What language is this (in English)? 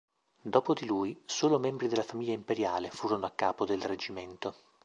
Italian